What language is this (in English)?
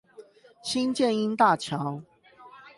Chinese